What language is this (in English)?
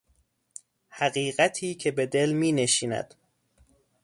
Persian